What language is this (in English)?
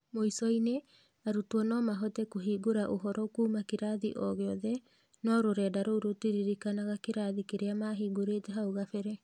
Kikuyu